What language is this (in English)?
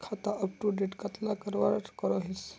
Magahi